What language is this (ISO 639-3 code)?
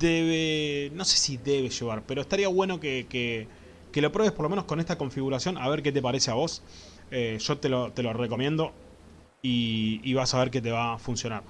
spa